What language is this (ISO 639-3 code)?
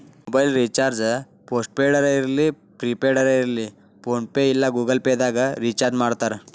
kan